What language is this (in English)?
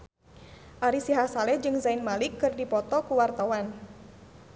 Sundanese